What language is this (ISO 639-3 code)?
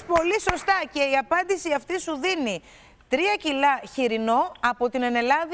ell